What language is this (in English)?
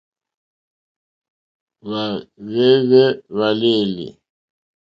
Mokpwe